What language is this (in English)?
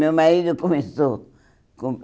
Portuguese